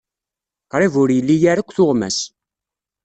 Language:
Kabyle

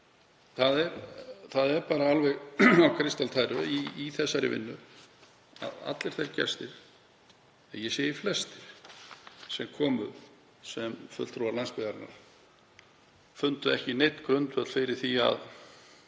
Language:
Icelandic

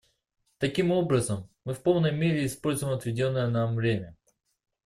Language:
Russian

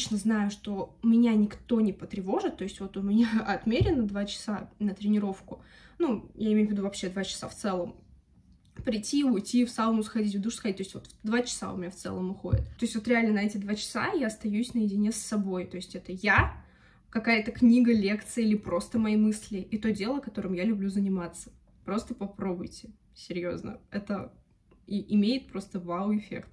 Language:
Russian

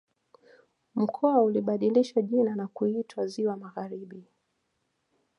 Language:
Swahili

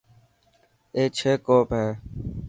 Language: Dhatki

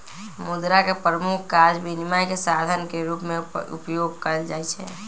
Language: Magahi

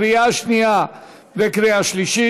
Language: Hebrew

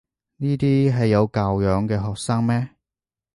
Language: Cantonese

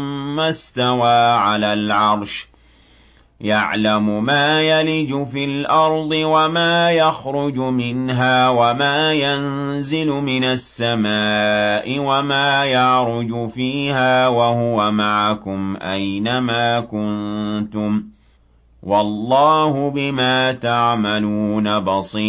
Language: Arabic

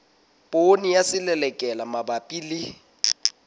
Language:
Southern Sotho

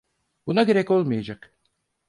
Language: Turkish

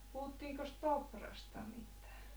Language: Finnish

